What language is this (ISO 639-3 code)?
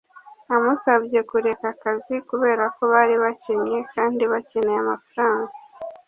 kin